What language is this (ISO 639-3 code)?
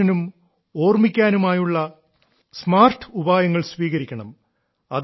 mal